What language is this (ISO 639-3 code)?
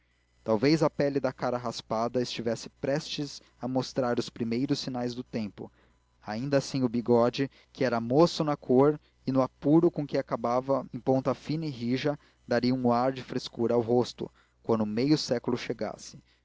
por